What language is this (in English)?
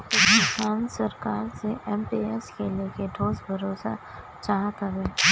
Bhojpuri